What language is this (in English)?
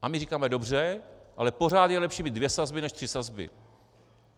Czech